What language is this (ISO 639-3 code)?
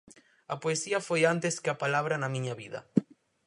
glg